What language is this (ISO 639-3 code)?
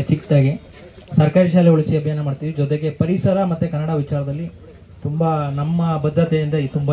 ara